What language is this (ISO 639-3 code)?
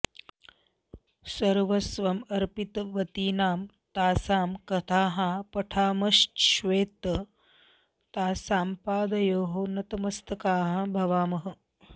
san